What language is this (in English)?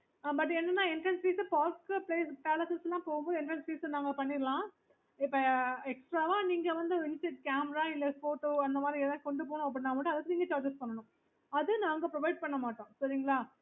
Tamil